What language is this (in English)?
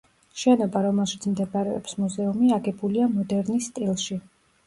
Georgian